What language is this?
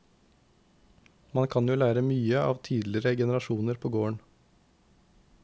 Norwegian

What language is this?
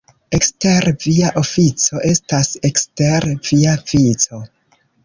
Esperanto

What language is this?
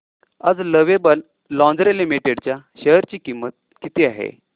Marathi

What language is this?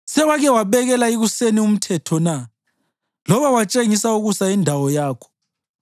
North Ndebele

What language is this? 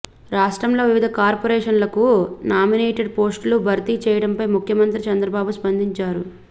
Telugu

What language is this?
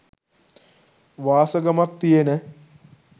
Sinhala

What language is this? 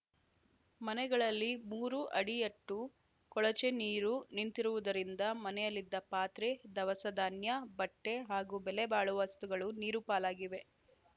Kannada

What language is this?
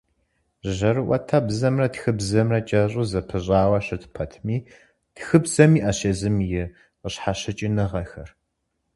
Kabardian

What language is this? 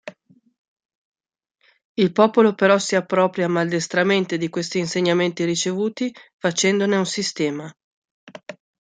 Italian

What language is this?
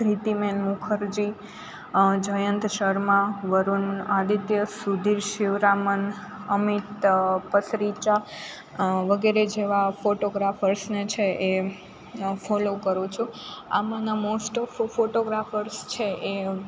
Gujarati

